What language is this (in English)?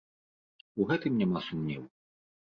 Belarusian